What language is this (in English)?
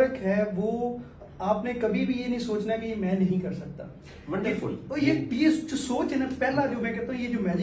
Hindi